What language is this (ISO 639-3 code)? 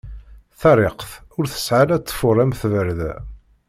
kab